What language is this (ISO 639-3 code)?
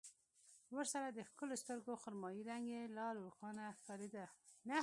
pus